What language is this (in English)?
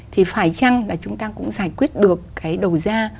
Vietnamese